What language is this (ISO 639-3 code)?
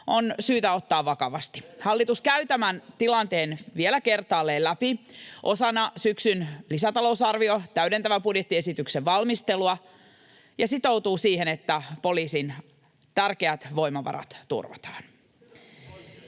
fin